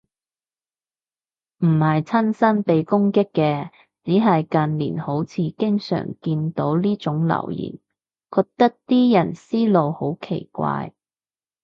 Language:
Cantonese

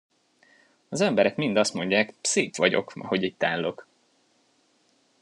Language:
Hungarian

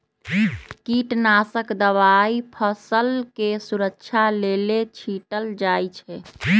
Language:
Magahi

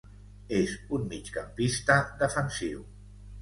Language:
Catalan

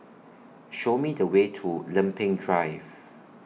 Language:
English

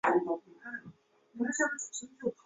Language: Chinese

